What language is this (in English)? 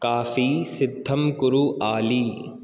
Sanskrit